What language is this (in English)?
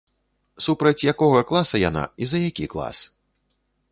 Belarusian